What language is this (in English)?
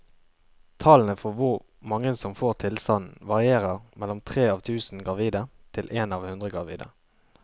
Norwegian